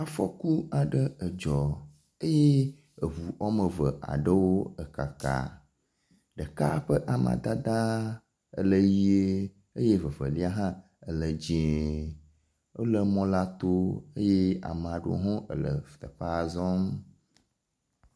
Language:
Ewe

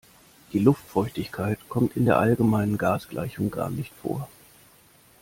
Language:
German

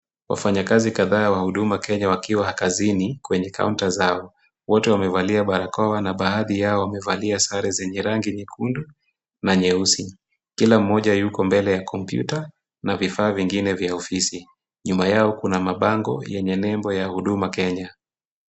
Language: Swahili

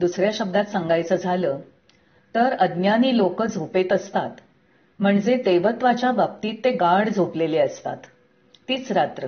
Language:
Marathi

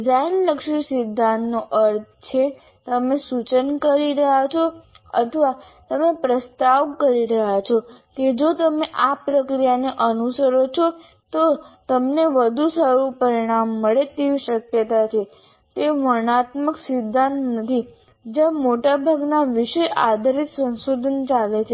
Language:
Gujarati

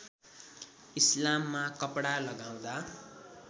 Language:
Nepali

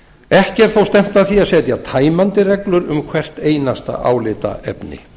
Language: Icelandic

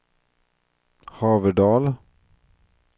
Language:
Swedish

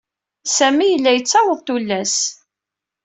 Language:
Kabyle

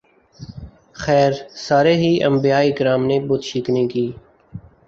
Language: Urdu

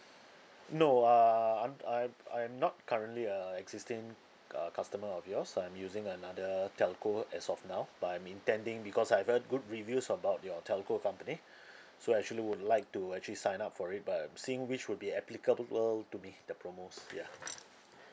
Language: English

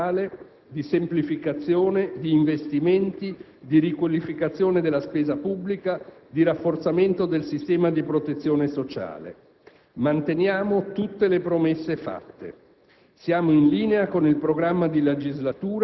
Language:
Italian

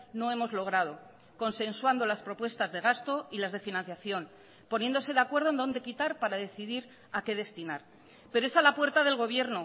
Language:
Spanish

